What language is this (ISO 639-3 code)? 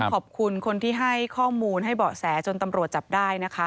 tha